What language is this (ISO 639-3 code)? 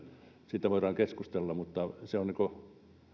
fin